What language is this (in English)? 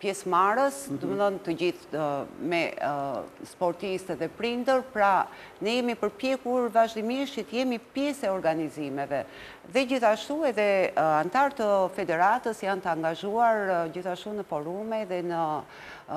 Romanian